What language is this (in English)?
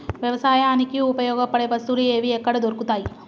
Telugu